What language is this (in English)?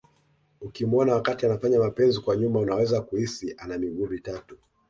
Swahili